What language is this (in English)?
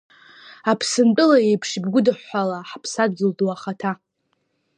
Abkhazian